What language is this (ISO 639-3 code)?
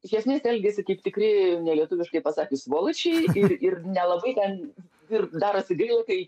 lit